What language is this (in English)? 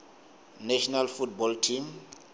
Tsonga